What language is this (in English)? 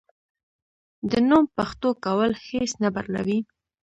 Pashto